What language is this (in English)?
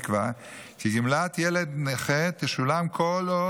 Hebrew